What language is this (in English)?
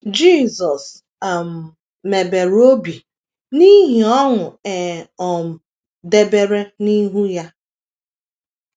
Igbo